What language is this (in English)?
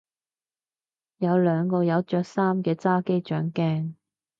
Cantonese